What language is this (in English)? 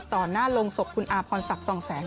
Thai